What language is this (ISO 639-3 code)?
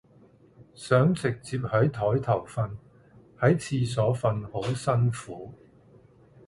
yue